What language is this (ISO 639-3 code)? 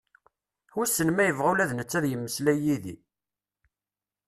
kab